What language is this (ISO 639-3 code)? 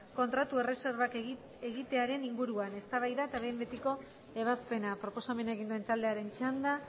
eus